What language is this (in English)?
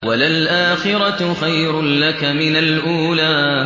Arabic